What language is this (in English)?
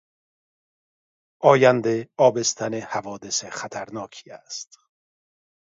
Persian